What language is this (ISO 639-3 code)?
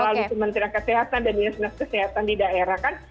ind